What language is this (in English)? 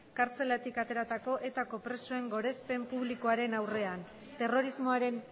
Basque